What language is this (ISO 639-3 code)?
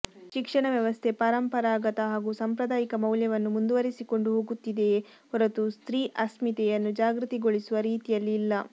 kan